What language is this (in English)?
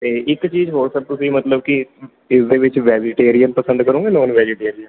Punjabi